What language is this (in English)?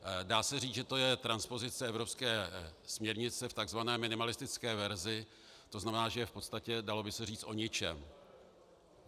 Czech